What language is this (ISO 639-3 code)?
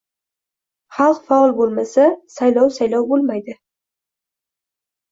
uzb